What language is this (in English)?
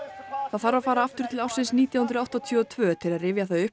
Icelandic